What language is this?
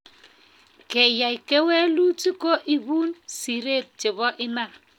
Kalenjin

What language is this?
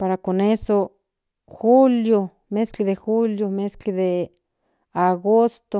Central Nahuatl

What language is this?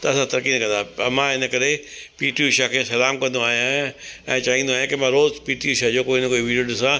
Sindhi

